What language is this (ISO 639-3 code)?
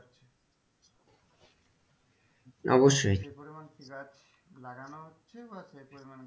ben